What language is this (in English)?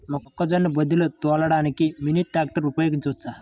Telugu